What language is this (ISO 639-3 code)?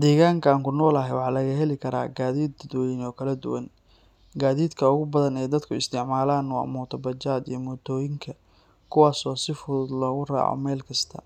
som